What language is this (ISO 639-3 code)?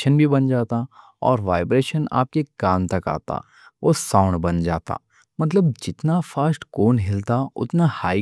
dcc